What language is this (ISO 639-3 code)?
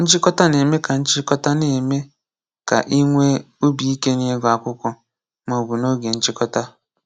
ibo